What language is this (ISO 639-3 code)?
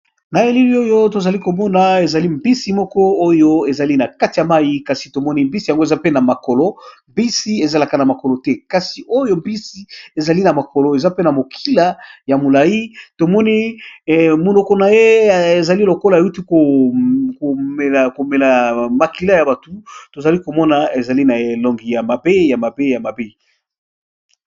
lin